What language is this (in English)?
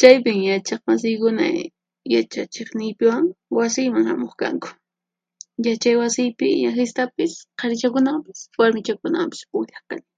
Puno Quechua